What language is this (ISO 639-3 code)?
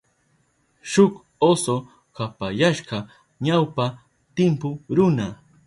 qup